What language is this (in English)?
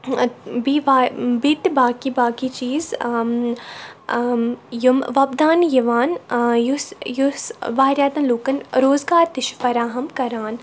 Kashmiri